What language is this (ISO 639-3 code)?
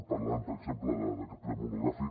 cat